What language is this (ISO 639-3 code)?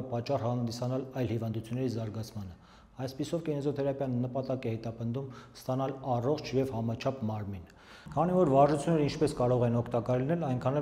ron